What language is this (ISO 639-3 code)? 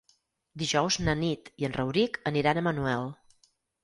cat